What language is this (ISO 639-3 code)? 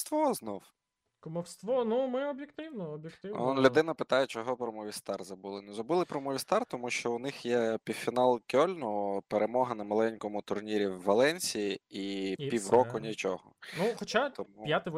ukr